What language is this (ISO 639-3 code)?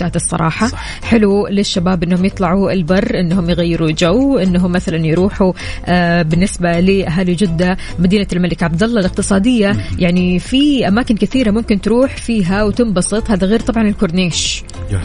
ara